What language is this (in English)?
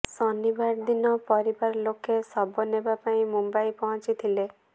Odia